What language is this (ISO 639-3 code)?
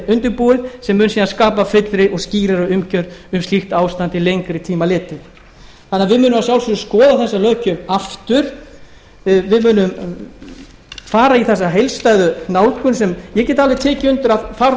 isl